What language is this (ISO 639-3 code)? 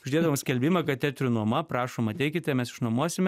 lit